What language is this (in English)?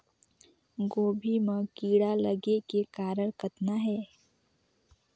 Chhattisgarhi